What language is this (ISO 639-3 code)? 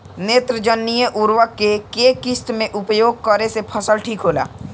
bho